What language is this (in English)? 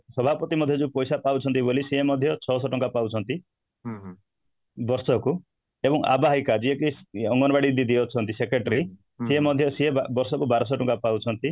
Odia